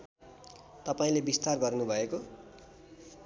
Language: Nepali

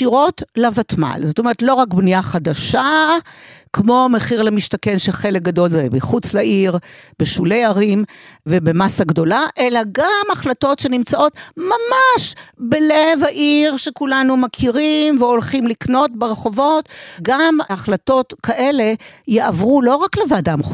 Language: Hebrew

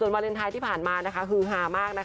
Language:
Thai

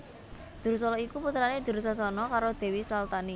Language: Javanese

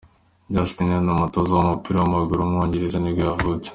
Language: Kinyarwanda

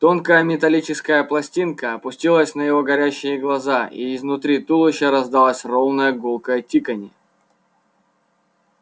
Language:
Russian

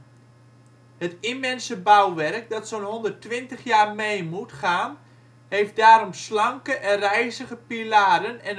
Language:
Dutch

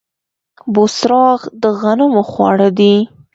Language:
Pashto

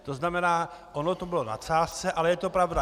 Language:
Czech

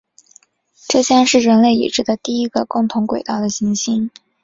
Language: Chinese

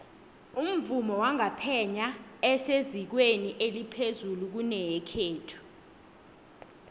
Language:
South Ndebele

